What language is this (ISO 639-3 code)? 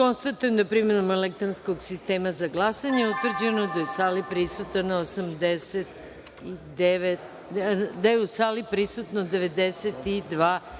srp